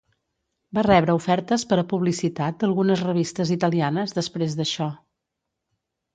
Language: Catalan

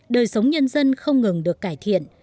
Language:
Vietnamese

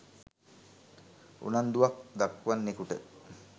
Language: Sinhala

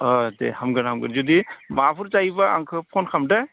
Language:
Bodo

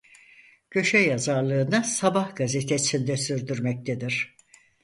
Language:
Turkish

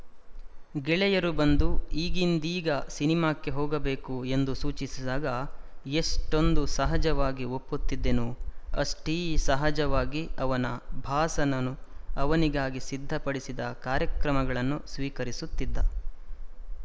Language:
Kannada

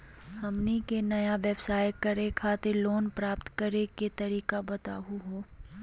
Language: Magahi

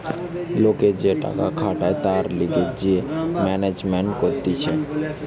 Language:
Bangla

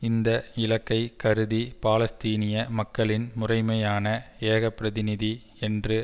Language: Tamil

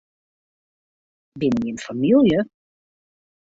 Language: Western Frisian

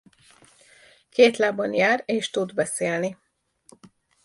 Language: Hungarian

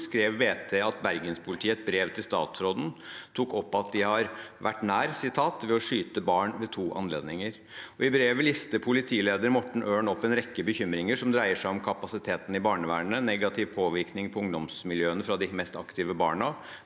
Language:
Norwegian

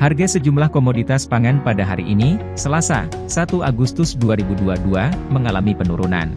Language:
Indonesian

